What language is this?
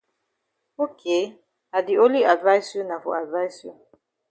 Cameroon Pidgin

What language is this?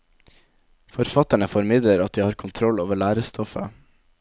Norwegian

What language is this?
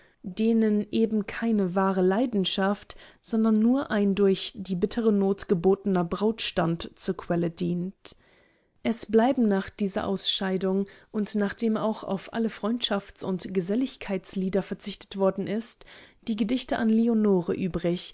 German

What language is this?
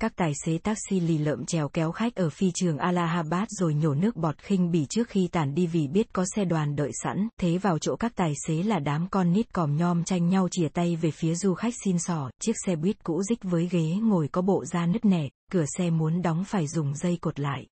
Vietnamese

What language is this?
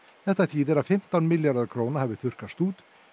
Icelandic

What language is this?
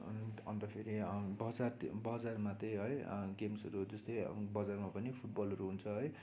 Nepali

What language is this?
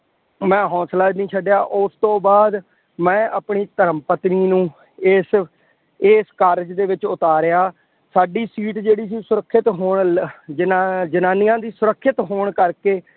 Punjabi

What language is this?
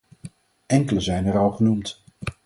Dutch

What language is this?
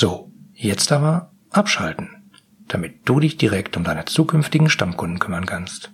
German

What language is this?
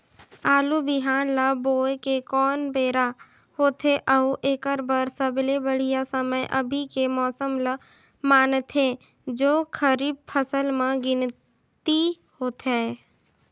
Chhattisgarhi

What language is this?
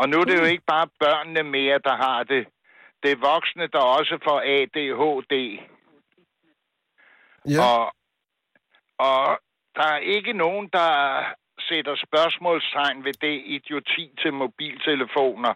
Danish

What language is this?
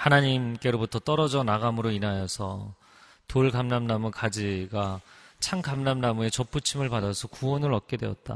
Korean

